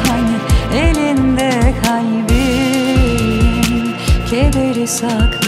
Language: Turkish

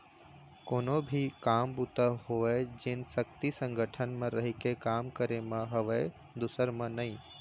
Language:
Chhattisgarhi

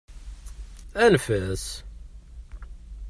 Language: Kabyle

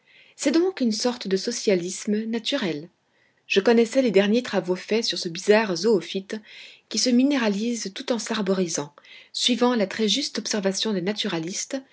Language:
French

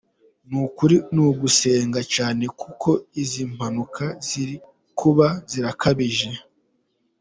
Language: Kinyarwanda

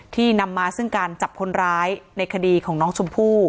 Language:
Thai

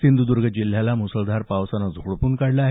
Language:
Marathi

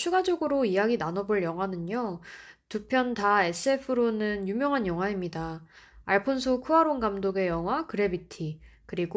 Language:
Korean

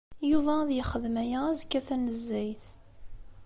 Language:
Kabyle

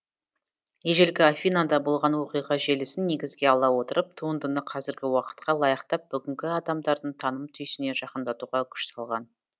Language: Kazakh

